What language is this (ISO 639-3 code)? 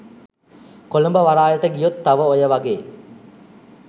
sin